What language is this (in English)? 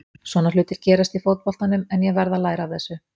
Icelandic